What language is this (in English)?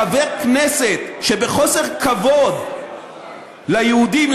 Hebrew